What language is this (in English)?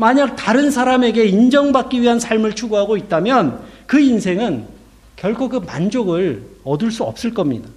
Korean